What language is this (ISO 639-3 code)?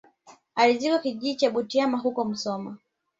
swa